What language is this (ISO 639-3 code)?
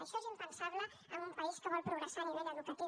cat